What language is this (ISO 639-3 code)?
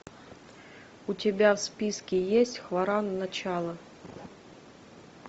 rus